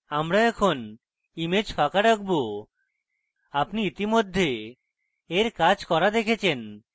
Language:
Bangla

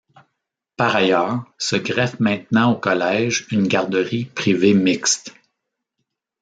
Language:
French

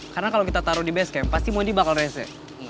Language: Indonesian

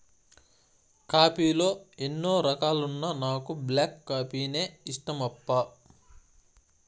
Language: Telugu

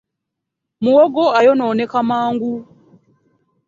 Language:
Ganda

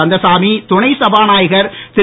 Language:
Tamil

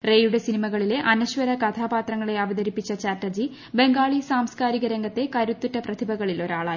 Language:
Malayalam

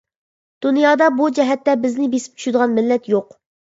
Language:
Uyghur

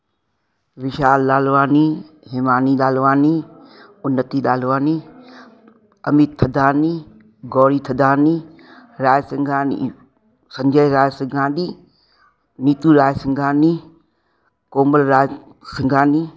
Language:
Sindhi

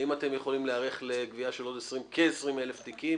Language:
Hebrew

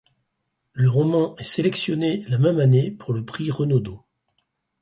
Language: French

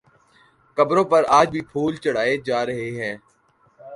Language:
Urdu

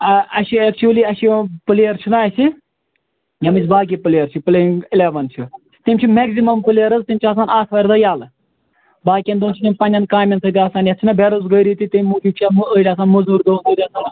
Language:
Kashmiri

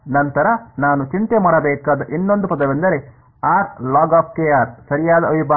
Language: Kannada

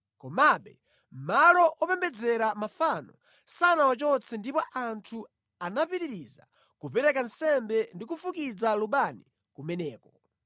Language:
Nyanja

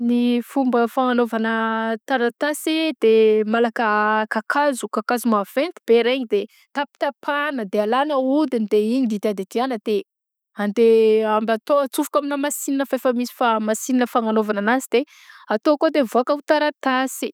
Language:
Southern Betsimisaraka Malagasy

